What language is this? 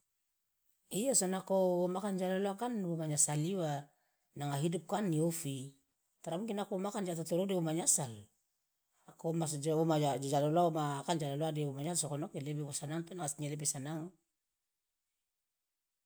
Loloda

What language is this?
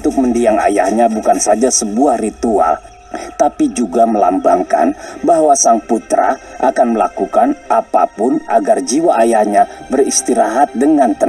Indonesian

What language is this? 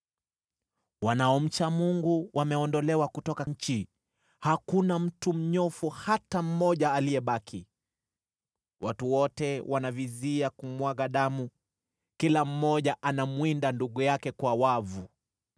Swahili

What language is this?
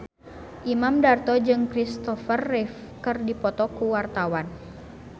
Sundanese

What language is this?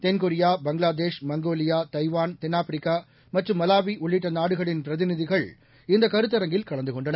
Tamil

